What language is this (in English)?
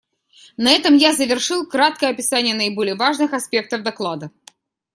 Russian